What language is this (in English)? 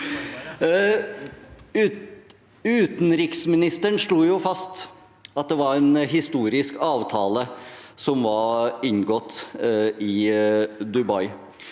Norwegian